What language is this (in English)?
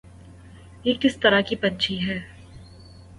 Urdu